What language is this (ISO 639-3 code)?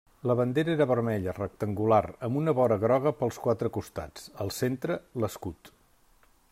cat